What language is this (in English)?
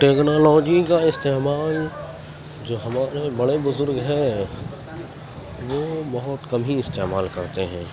Urdu